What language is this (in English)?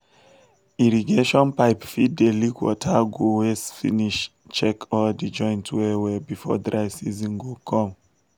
Nigerian Pidgin